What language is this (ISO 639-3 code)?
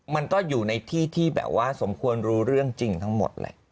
tha